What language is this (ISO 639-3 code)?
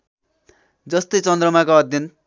nep